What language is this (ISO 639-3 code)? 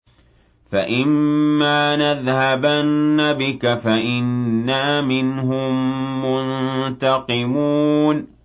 ara